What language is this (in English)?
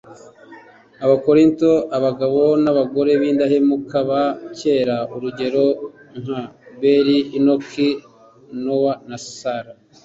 Kinyarwanda